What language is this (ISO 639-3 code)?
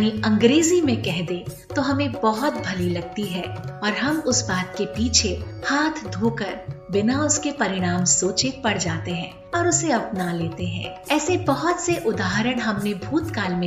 hin